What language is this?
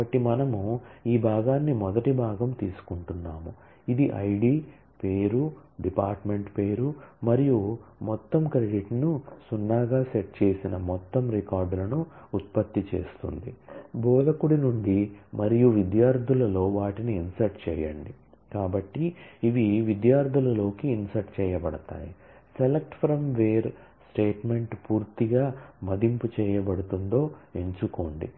Telugu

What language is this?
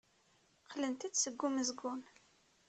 Kabyle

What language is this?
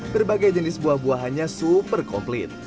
Indonesian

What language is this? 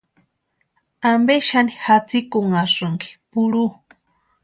Western Highland Purepecha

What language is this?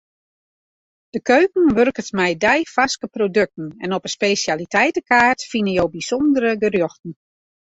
Western Frisian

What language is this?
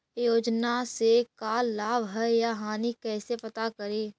Magahi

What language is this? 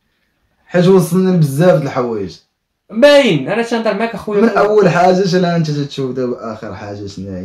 Arabic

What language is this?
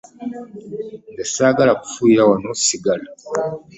Ganda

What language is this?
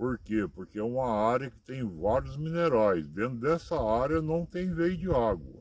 Portuguese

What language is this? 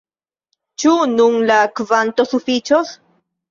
Esperanto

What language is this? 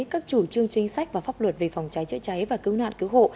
Vietnamese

